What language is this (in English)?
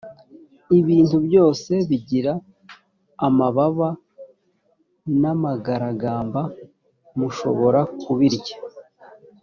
Kinyarwanda